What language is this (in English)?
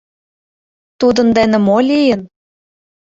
Mari